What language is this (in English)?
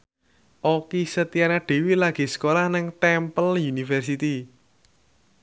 Javanese